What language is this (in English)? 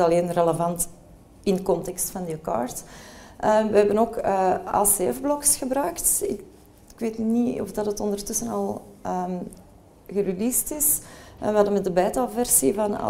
Dutch